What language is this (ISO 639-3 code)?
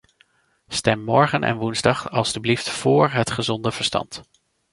nld